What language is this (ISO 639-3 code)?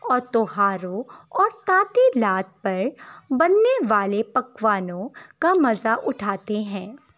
urd